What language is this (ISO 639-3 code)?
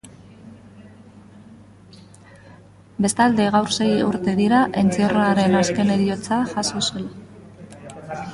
eus